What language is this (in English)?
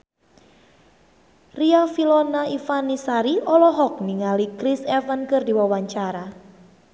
Sundanese